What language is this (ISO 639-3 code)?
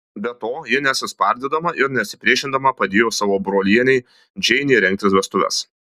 lit